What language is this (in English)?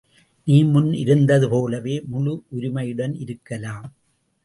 Tamil